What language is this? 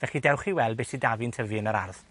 Welsh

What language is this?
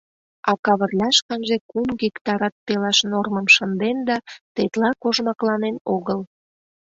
Mari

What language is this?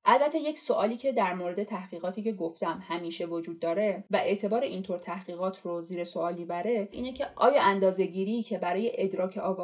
Persian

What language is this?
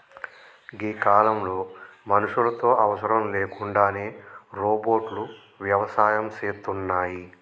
Telugu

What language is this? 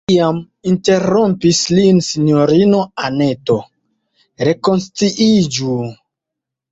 Esperanto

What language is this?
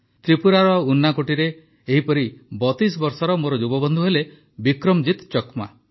Odia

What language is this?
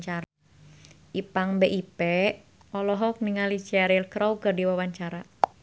Sundanese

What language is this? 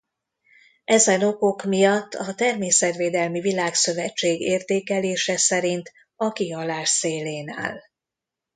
Hungarian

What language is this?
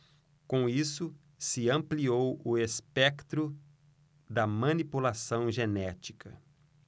Portuguese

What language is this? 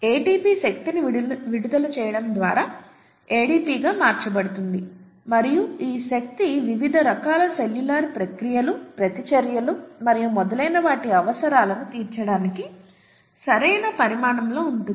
Telugu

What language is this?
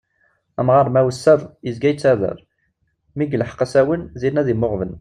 Kabyle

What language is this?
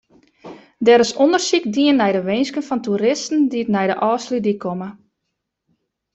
Western Frisian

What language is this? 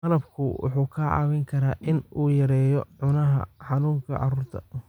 Somali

